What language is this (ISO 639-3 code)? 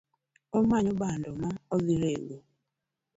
luo